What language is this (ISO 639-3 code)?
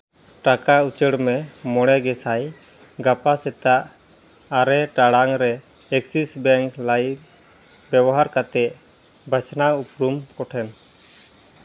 sat